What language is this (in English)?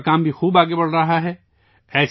Urdu